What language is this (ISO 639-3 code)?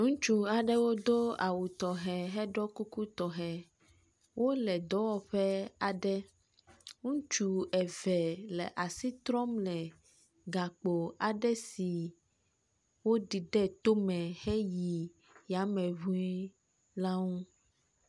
ewe